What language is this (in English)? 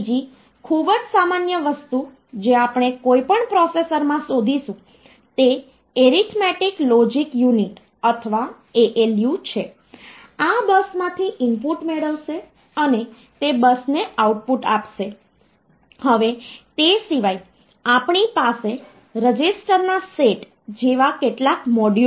Gujarati